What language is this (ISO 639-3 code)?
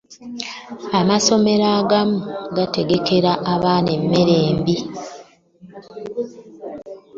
lug